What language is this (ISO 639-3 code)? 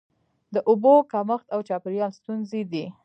pus